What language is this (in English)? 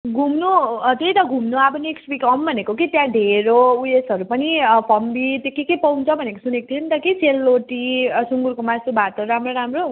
Nepali